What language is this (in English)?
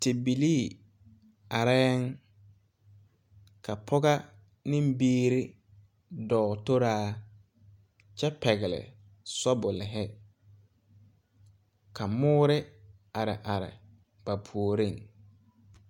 Southern Dagaare